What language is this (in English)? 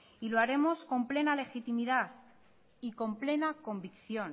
Spanish